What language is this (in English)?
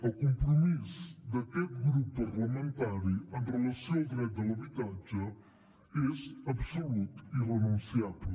Catalan